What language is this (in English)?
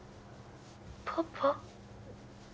Japanese